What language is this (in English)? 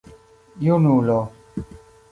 Esperanto